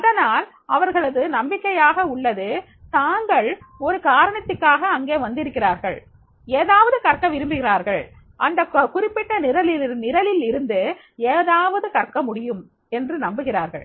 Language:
Tamil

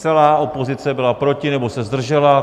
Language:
Czech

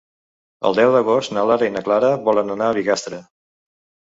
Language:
Catalan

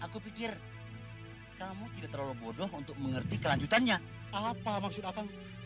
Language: Indonesian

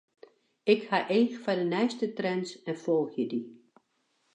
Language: Western Frisian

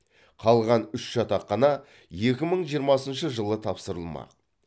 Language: Kazakh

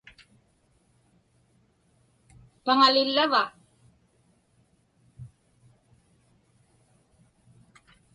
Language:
Inupiaq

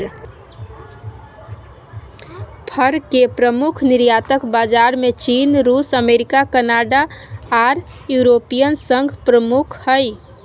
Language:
Magahi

